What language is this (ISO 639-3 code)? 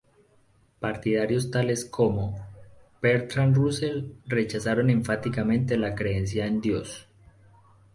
spa